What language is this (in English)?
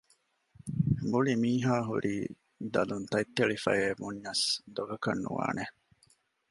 Divehi